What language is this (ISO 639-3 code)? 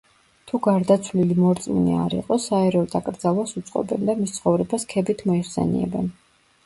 kat